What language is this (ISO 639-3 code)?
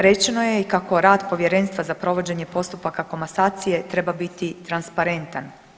hrv